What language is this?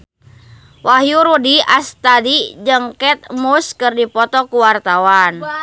Sundanese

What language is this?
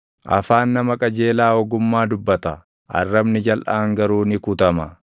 Oromo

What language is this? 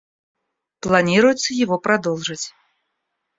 Russian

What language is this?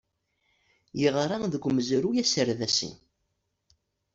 Kabyle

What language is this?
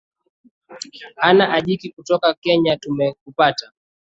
Swahili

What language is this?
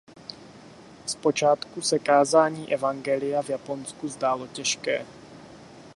Czech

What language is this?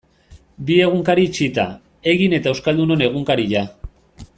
Basque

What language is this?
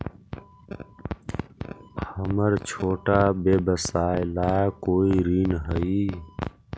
Magahi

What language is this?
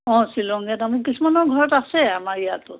Assamese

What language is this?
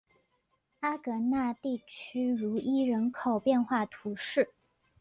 Chinese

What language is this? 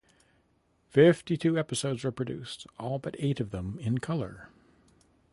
English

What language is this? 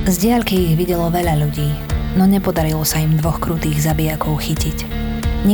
Slovak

